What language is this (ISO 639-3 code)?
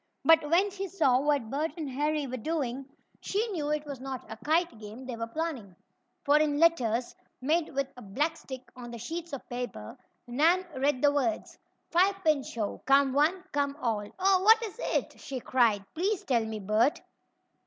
eng